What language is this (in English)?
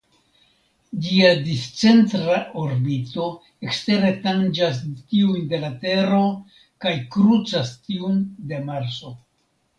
Esperanto